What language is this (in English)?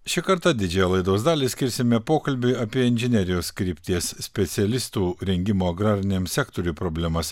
Lithuanian